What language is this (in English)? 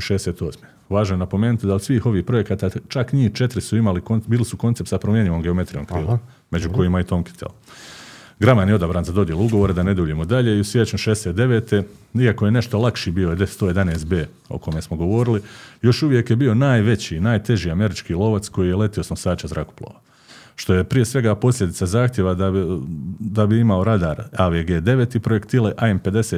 Croatian